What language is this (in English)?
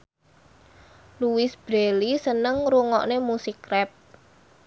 Javanese